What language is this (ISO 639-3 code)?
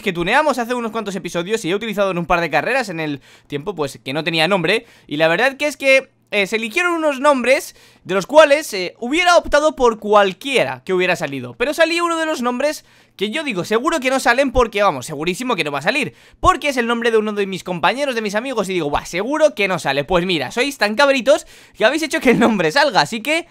spa